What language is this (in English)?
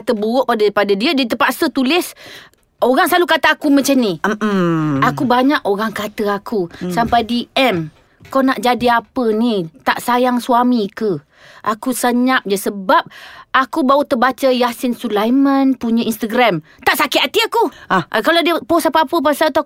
Malay